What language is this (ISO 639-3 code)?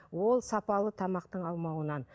kaz